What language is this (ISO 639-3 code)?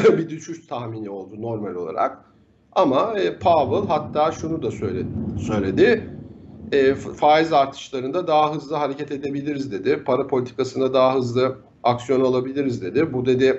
tur